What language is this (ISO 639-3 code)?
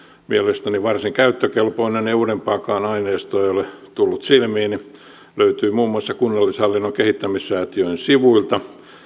fin